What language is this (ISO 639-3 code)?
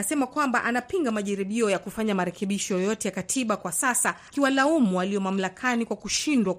swa